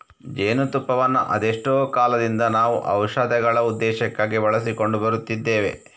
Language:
Kannada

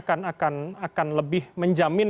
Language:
Indonesian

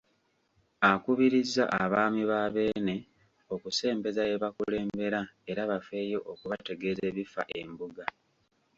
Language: Ganda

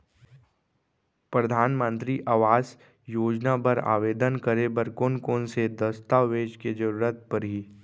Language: Chhattisgarhi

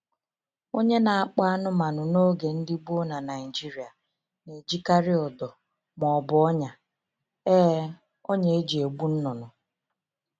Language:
Igbo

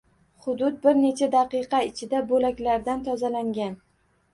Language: Uzbek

